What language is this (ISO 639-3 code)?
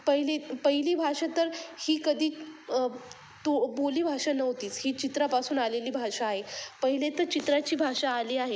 mar